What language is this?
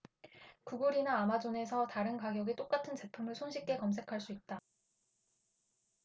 Korean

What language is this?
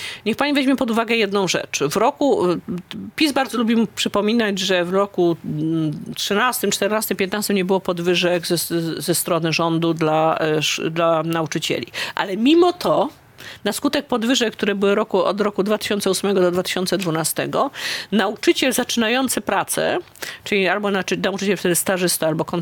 Polish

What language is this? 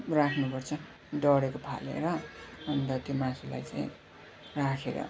Nepali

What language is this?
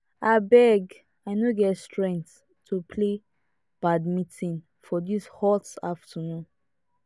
Nigerian Pidgin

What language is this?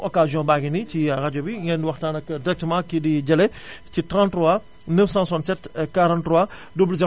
Wolof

